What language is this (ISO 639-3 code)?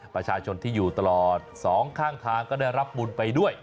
tha